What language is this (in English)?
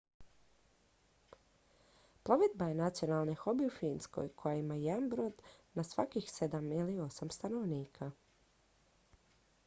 Croatian